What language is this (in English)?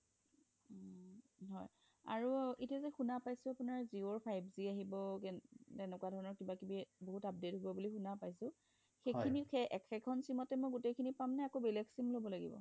Assamese